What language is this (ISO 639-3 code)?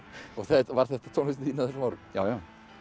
isl